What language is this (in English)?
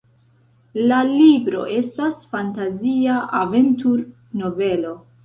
Esperanto